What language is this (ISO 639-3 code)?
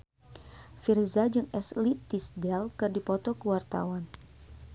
sun